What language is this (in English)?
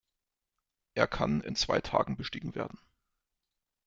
German